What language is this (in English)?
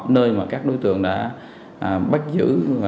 Vietnamese